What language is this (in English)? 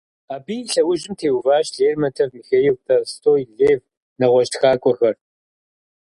Kabardian